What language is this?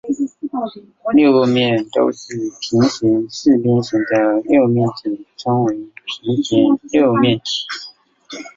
Chinese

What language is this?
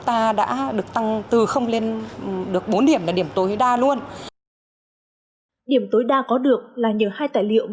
Vietnamese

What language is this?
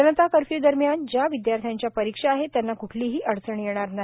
Marathi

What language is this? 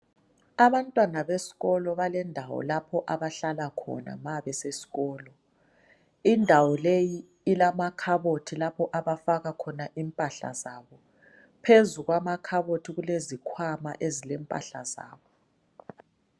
North Ndebele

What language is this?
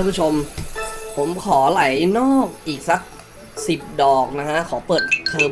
Thai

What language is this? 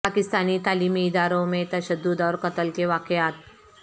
Urdu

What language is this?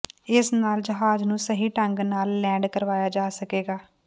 Punjabi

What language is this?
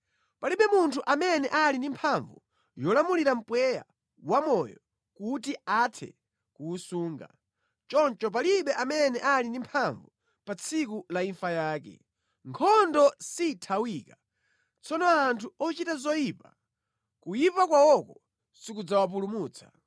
Nyanja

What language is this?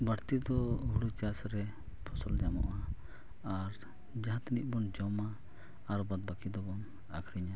Santali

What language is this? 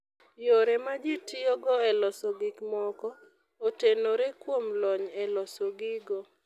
Luo (Kenya and Tanzania)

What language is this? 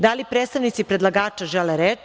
Serbian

